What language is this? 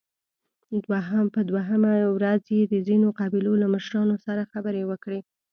Pashto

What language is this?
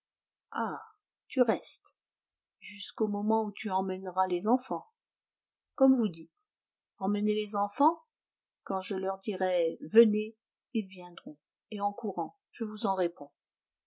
French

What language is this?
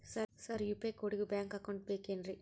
Kannada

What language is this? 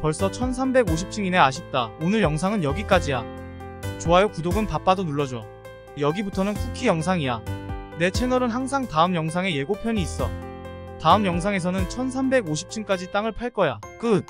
Korean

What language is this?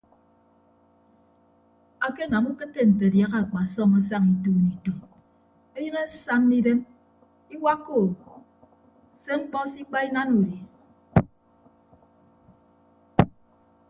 Ibibio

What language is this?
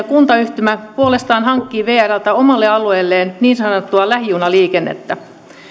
Finnish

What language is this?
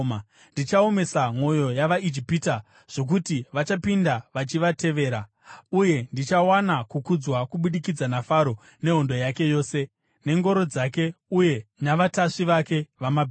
Shona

